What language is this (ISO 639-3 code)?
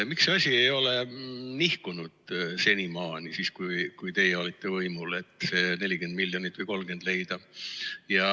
est